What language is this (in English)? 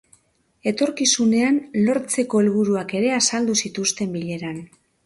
Basque